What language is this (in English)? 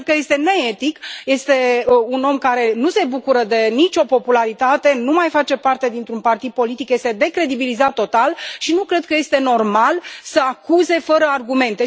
Romanian